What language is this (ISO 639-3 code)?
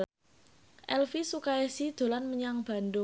jav